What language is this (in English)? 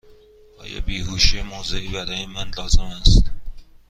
Persian